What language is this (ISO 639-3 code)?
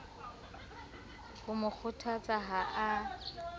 sot